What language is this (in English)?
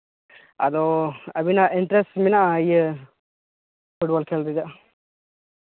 Santali